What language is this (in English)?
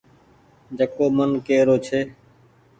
Goaria